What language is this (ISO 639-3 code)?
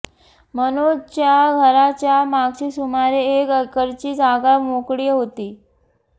mar